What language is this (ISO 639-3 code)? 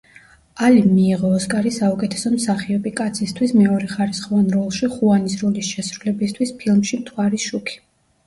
kat